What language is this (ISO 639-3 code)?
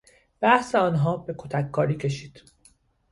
fas